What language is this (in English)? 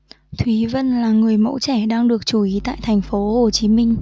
Vietnamese